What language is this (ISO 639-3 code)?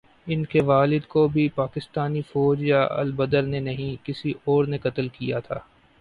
urd